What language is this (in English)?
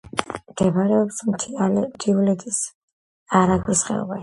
Georgian